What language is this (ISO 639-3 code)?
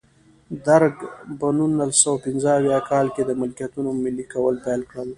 pus